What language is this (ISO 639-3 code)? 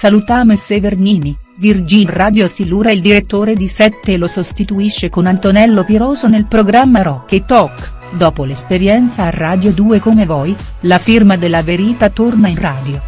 ita